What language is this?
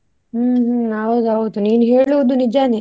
Kannada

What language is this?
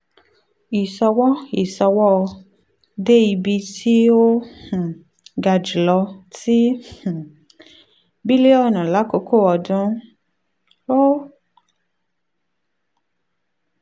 Yoruba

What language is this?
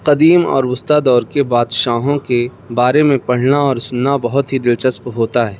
Urdu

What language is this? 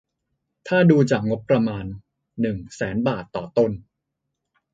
Thai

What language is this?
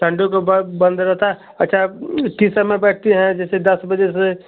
Hindi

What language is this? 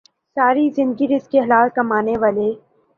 Urdu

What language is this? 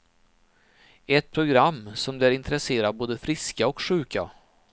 Swedish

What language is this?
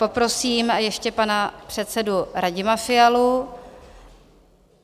Czech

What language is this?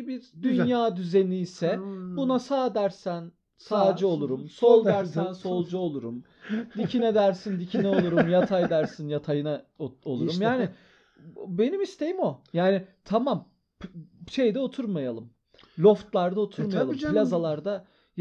Turkish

